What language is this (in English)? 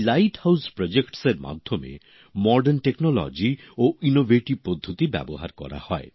Bangla